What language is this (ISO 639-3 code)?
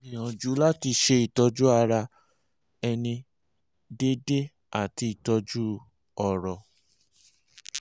yor